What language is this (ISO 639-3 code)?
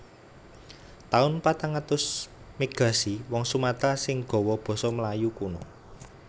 jav